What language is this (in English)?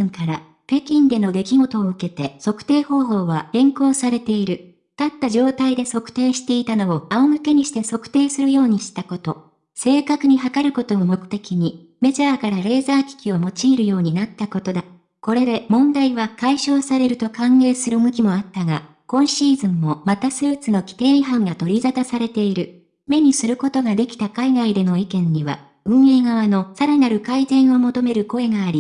Japanese